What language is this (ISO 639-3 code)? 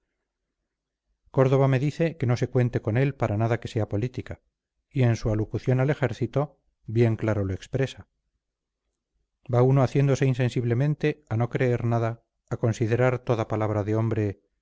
spa